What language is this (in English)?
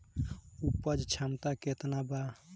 Bhojpuri